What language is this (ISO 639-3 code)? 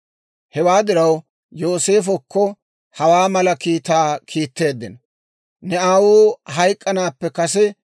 dwr